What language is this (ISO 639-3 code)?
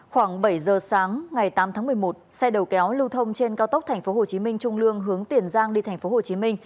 vie